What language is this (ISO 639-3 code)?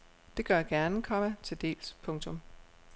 dan